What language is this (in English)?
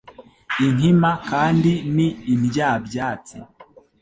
Kinyarwanda